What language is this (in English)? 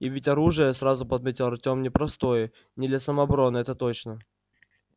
Russian